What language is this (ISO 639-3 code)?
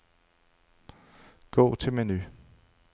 dan